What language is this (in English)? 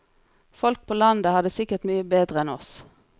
Norwegian